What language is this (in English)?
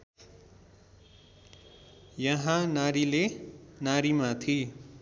Nepali